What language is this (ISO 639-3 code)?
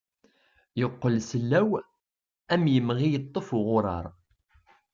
kab